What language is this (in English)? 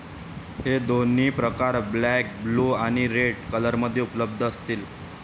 Marathi